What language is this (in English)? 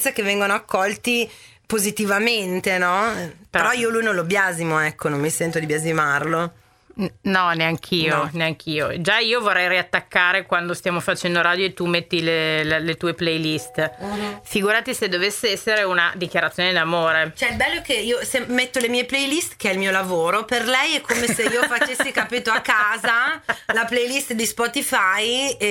Italian